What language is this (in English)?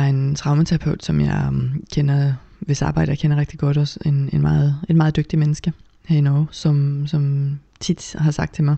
Danish